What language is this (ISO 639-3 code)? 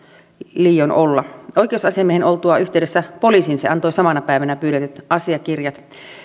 fin